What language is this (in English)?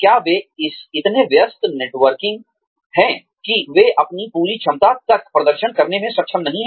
Hindi